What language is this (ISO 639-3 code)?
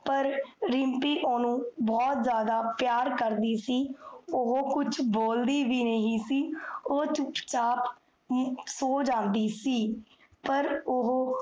pan